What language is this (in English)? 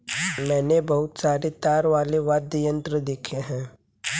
Hindi